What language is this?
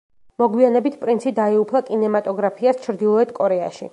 Georgian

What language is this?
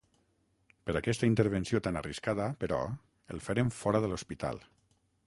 Catalan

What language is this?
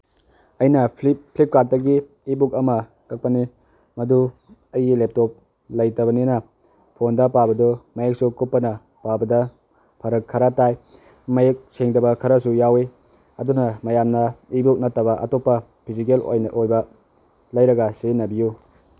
Manipuri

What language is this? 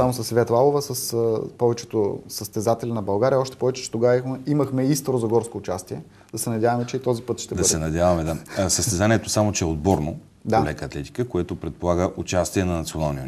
Bulgarian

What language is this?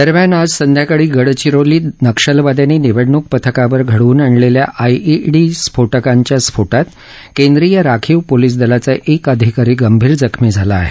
Marathi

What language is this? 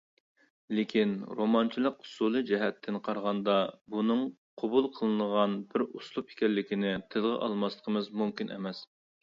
Uyghur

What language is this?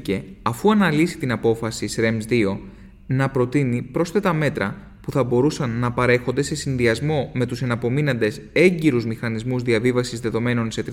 Greek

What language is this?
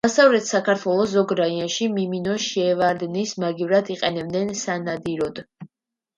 Georgian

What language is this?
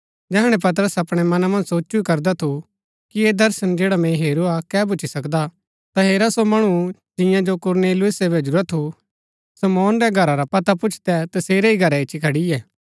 Gaddi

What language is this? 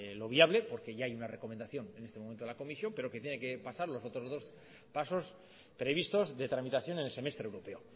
Spanish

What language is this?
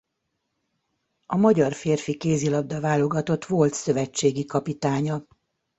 Hungarian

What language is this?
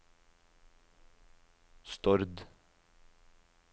Norwegian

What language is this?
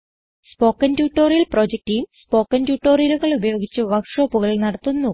Malayalam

